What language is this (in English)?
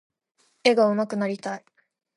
Japanese